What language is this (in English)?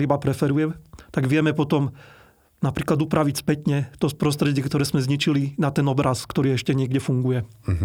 Slovak